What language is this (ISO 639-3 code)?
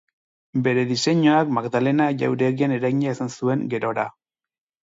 eus